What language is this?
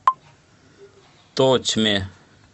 Russian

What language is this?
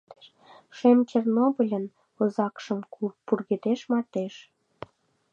Mari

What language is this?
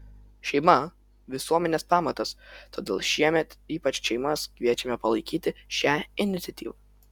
Lithuanian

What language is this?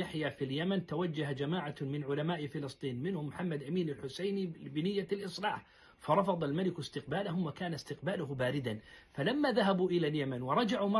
Arabic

